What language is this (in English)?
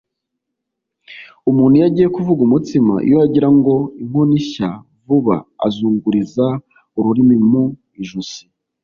Kinyarwanda